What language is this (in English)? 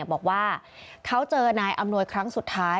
Thai